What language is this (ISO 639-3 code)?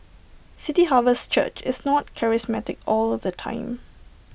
eng